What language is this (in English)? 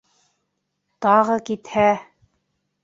Bashkir